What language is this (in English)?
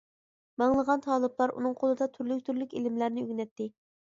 Uyghur